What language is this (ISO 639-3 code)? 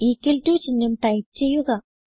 mal